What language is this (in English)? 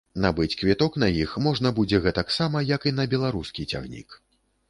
Belarusian